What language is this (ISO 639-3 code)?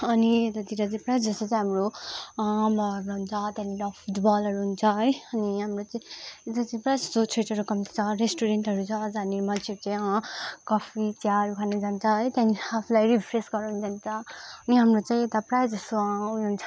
nep